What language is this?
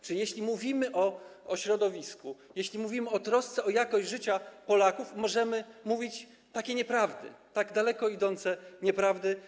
Polish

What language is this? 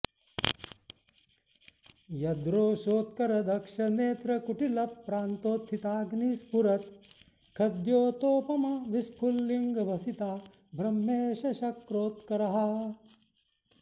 Sanskrit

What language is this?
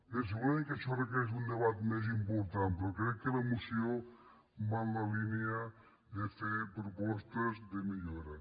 Catalan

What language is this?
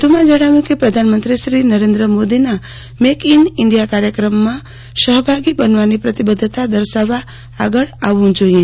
Gujarati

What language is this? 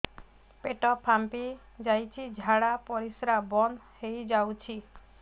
Odia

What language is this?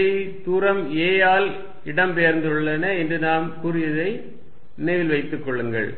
Tamil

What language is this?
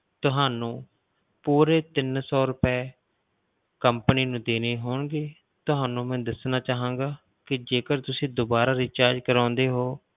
Punjabi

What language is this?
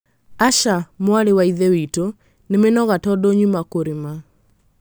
Kikuyu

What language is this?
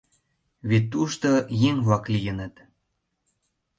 Mari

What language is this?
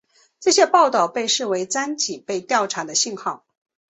Chinese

